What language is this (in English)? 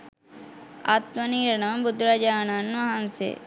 Sinhala